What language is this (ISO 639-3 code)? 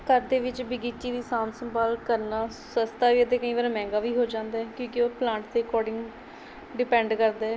pan